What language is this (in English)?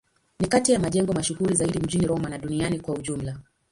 Swahili